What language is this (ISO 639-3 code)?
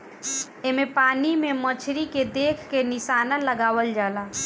bho